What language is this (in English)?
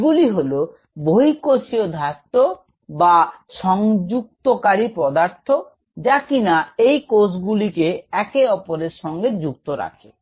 Bangla